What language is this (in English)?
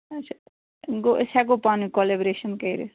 Kashmiri